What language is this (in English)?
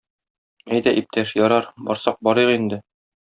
Tatar